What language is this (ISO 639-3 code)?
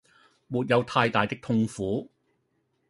yue